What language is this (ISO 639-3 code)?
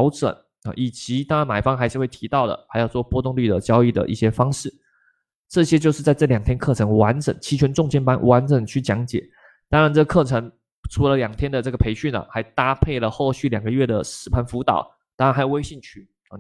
zho